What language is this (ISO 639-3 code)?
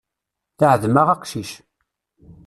kab